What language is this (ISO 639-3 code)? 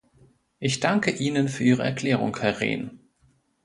deu